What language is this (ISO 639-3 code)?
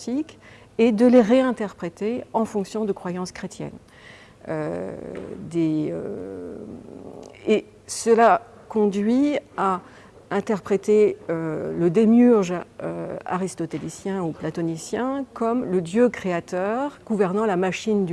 fra